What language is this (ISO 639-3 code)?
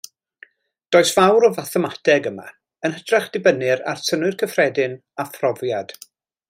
cym